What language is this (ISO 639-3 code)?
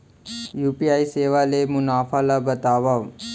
hne